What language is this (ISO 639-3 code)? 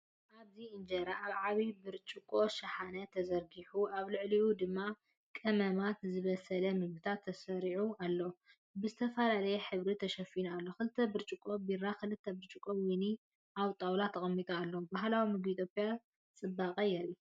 tir